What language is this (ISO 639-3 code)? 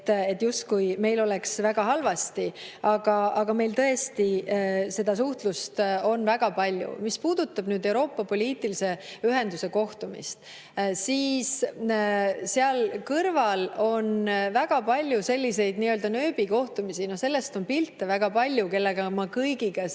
est